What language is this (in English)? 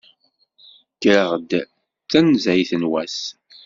Kabyle